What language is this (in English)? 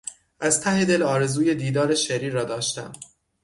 Persian